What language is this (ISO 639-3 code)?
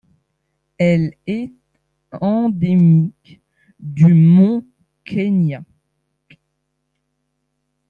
fra